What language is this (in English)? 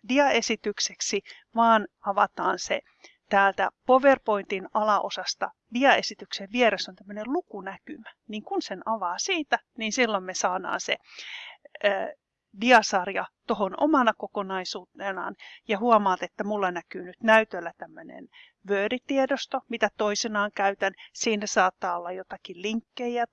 Finnish